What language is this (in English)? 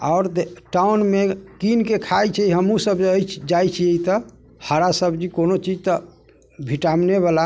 Maithili